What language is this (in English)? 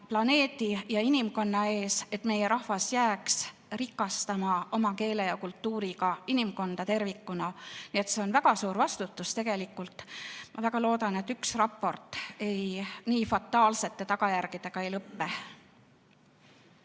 Estonian